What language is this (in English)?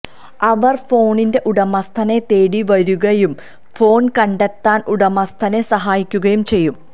Malayalam